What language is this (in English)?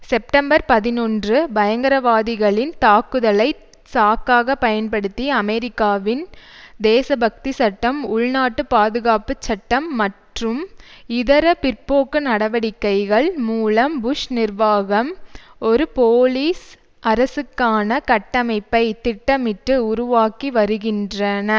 Tamil